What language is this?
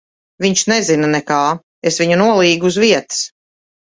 Latvian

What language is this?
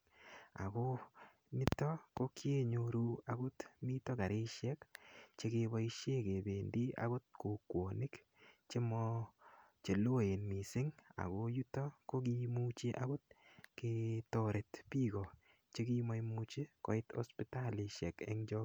Kalenjin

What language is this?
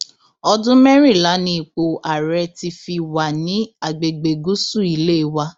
Yoruba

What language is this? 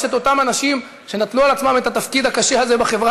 Hebrew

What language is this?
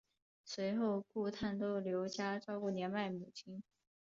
Chinese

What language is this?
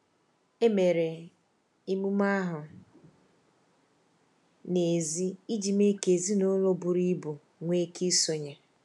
Igbo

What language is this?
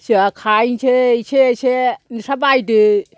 Bodo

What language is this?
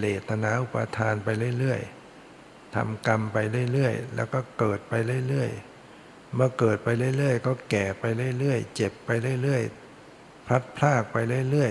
Thai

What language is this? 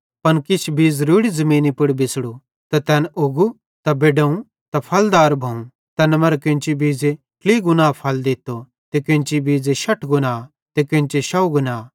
Bhadrawahi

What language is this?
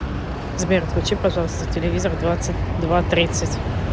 Russian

